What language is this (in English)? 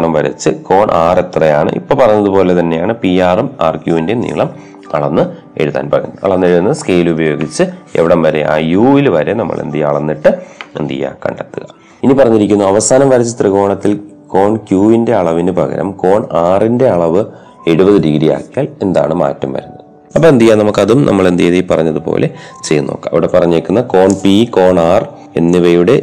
Malayalam